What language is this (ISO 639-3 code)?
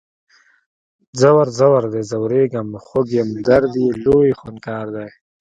pus